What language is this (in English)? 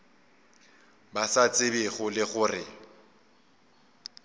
Northern Sotho